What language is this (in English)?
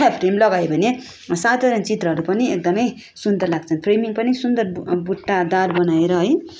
Nepali